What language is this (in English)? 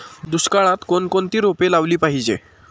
Marathi